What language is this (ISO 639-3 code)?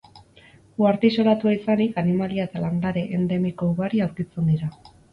eus